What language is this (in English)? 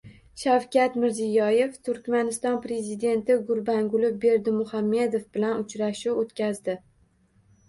Uzbek